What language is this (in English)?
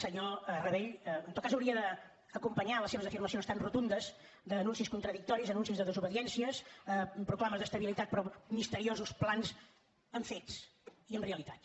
Catalan